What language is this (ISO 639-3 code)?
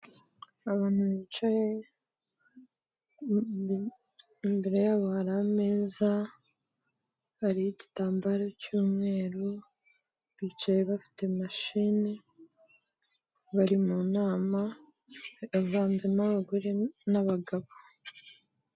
kin